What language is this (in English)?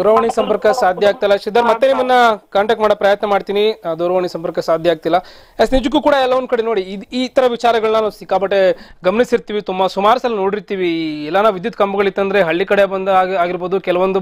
English